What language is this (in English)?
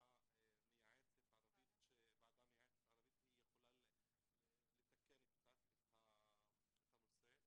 Hebrew